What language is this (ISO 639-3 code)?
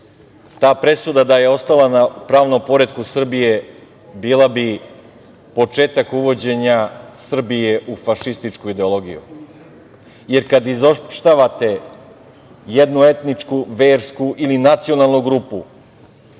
srp